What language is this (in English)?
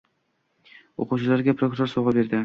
Uzbek